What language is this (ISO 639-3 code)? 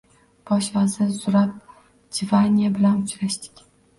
uzb